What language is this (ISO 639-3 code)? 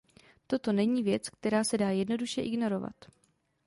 ces